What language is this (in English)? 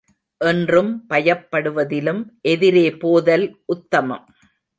Tamil